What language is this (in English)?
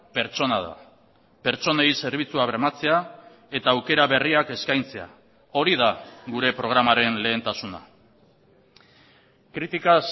Basque